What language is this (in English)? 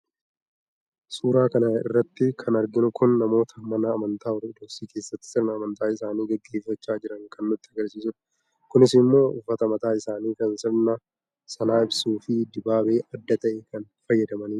Oromo